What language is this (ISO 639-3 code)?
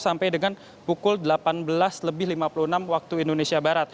ind